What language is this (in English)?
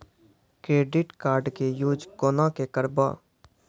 Maithili